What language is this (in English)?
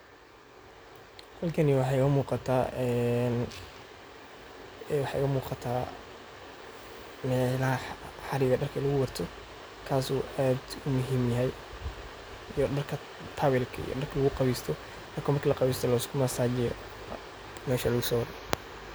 Somali